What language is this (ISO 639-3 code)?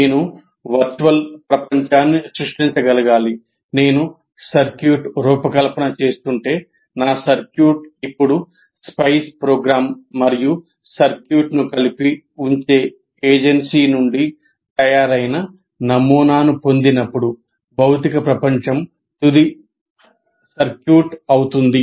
tel